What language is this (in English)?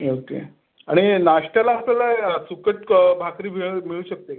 Marathi